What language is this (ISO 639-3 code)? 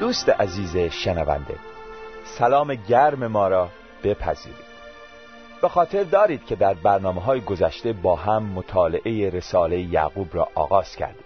fas